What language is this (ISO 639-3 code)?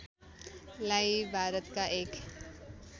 nep